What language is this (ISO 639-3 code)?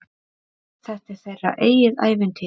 isl